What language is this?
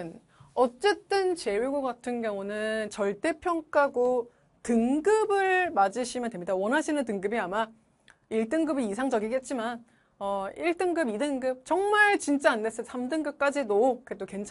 Korean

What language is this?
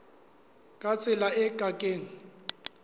Southern Sotho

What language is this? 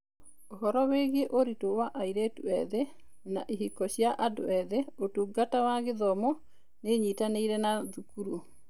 Kikuyu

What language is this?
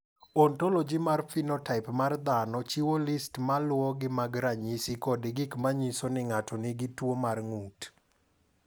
Luo (Kenya and Tanzania)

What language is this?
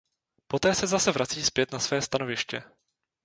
Czech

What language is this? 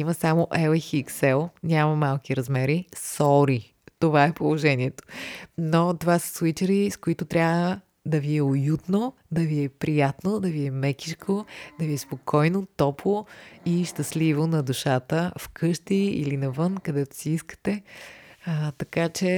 Bulgarian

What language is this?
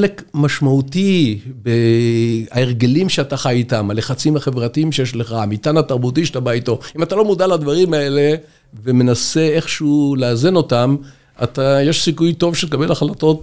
Hebrew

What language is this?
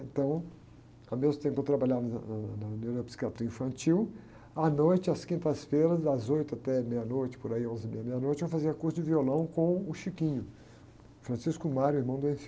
Portuguese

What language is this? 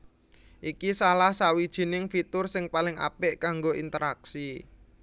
Javanese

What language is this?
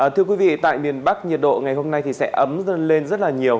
Vietnamese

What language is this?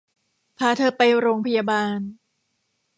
Thai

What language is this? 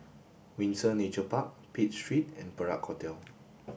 English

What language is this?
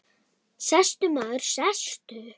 Icelandic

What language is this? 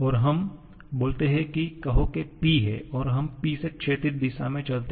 Hindi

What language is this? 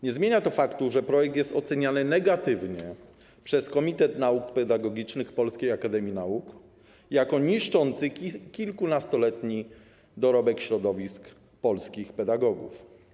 Polish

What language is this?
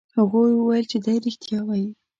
Pashto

